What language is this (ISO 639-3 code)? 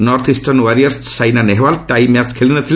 ori